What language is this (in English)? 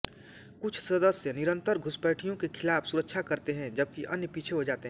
Hindi